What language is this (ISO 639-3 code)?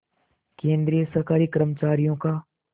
hin